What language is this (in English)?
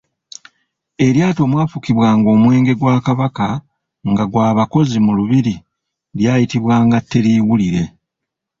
Ganda